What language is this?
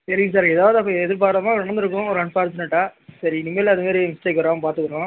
Tamil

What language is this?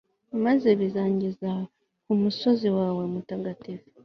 Kinyarwanda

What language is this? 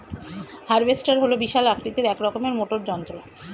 Bangla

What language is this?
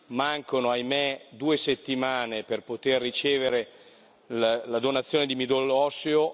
Italian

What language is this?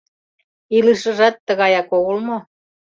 Mari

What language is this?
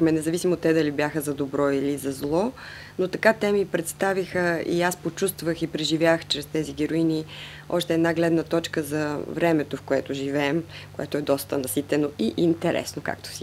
Bulgarian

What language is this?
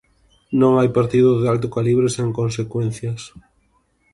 Galician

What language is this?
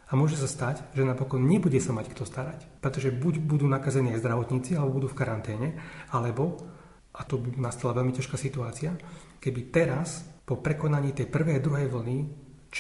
Slovak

